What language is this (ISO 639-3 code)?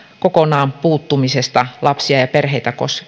fin